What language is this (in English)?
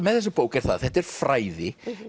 Icelandic